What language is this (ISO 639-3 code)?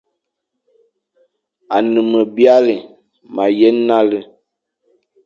fan